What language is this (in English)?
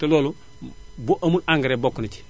Wolof